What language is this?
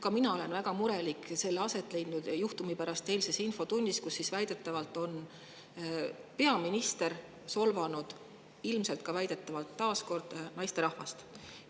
Estonian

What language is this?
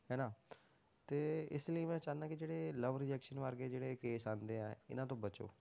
Punjabi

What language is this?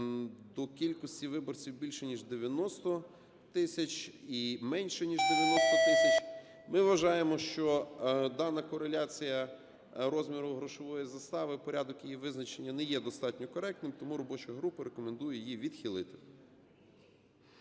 Ukrainian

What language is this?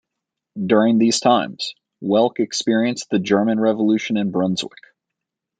English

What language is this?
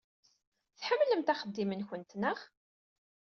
Kabyle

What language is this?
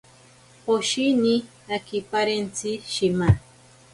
Ashéninka Perené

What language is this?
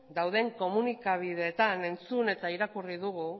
Basque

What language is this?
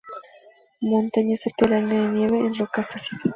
Spanish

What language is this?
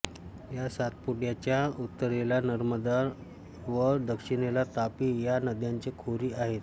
Marathi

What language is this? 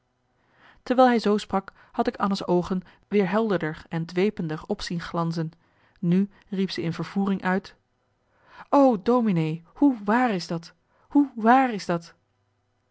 Dutch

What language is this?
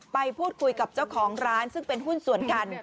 Thai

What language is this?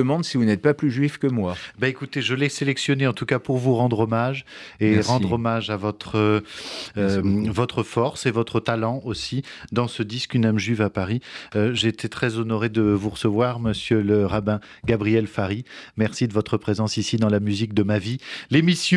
French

